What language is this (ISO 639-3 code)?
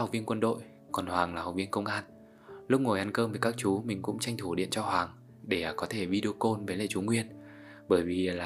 vie